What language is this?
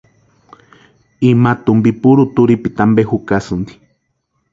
Western Highland Purepecha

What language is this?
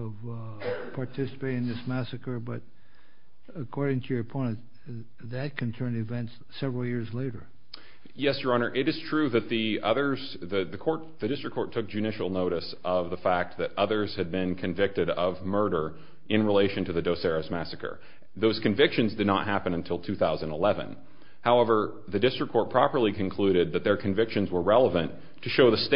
English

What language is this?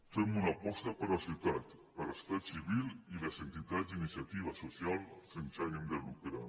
Catalan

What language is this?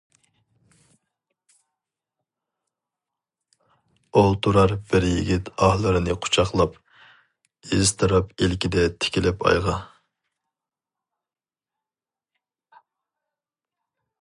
Uyghur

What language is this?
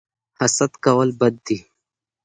Pashto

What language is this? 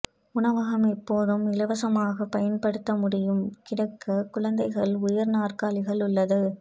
Tamil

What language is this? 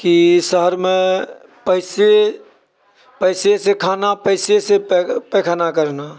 Maithili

